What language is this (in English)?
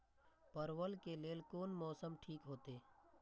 Maithili